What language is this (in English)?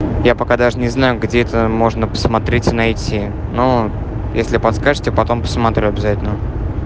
Russian